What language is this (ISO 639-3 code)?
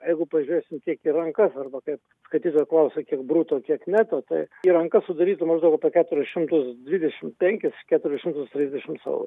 lit